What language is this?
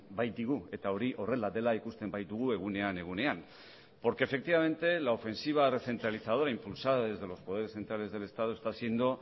Spanish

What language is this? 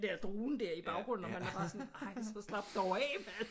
Danish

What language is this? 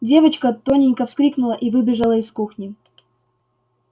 Russian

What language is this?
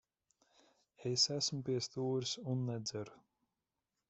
Latvian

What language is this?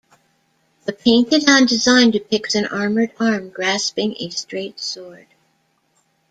English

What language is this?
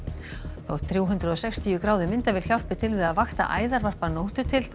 Icelandic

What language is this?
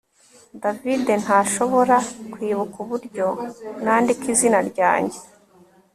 Kinyarwanda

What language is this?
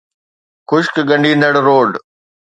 Sindhi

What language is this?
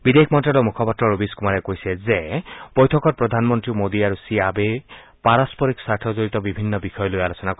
Assamese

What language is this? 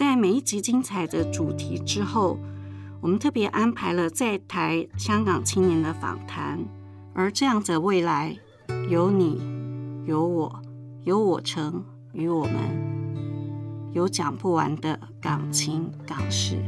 Chinese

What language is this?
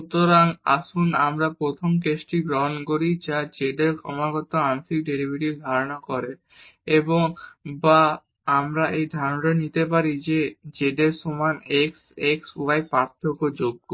Bangla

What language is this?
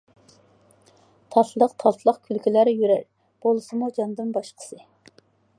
Uyghur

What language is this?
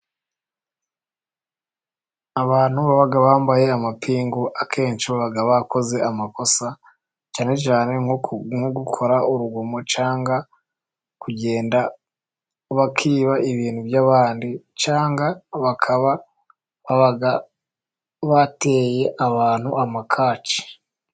Kinyarwanda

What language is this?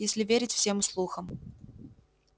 Russian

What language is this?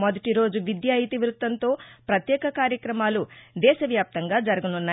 Telugu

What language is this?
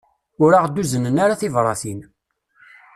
Kabyle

